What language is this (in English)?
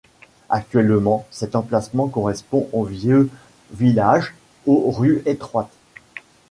French